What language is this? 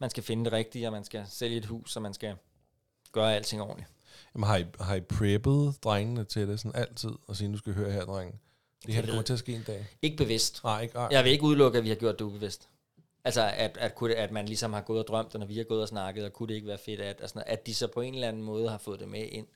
Danish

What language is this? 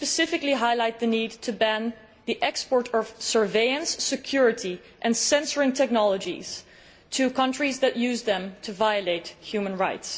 English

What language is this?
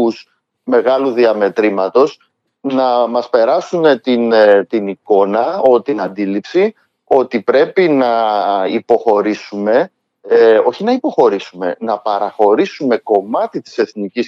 Greek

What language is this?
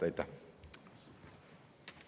Estonian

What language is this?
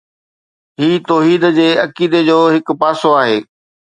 Sindhi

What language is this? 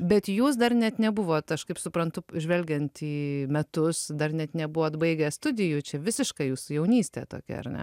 Lithuanian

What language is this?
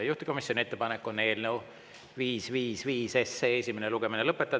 Estonian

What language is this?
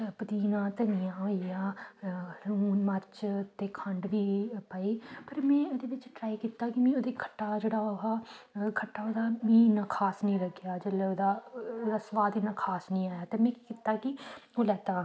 Dogri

